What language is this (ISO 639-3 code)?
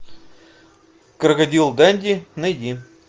rus